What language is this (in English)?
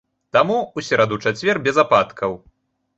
Belarusian